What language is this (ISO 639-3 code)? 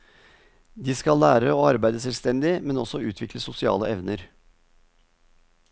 nor